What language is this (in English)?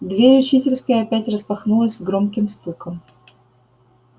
Russian